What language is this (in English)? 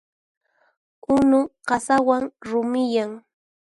Puno Quechua